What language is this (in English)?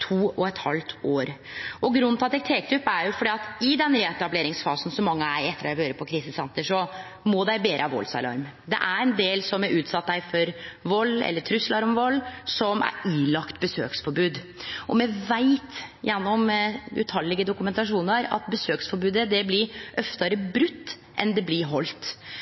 Norwegian Nynorsk